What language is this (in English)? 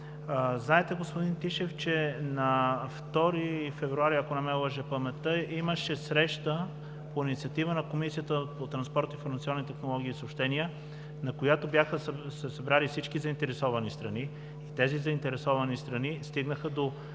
Bulgarian